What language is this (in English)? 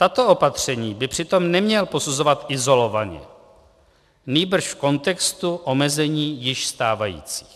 Czech